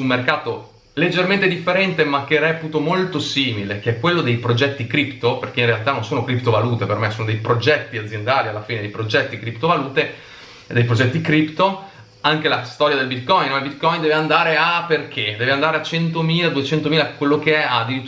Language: Italian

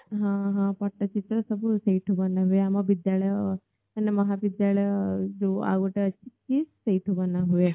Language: Odia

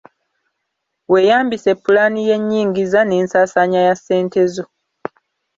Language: Ganda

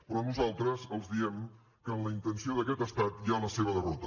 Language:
Catalan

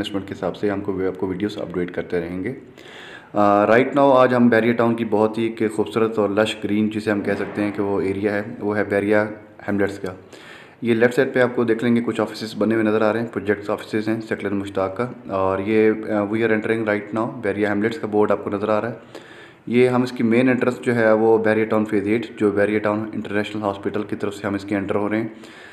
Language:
Hindi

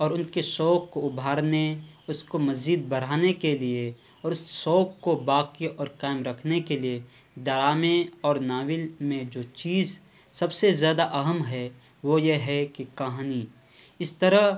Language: Urdu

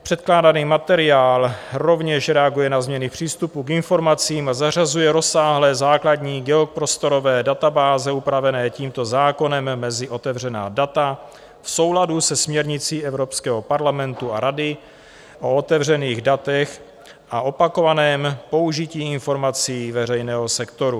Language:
Czech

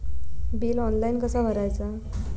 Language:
Marathi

